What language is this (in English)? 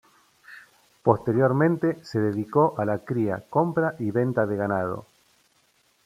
Spanish